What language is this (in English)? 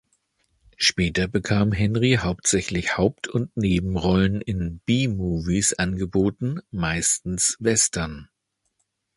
German